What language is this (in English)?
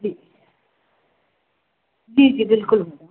Hindi